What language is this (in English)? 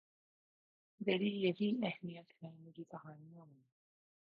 Urdu